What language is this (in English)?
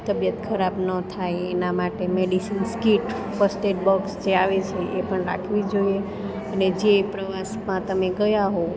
Gujarati